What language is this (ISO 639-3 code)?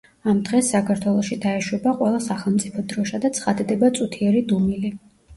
kat